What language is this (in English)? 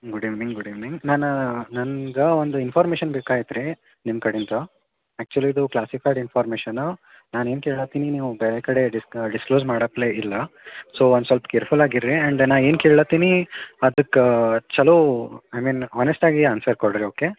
Kannada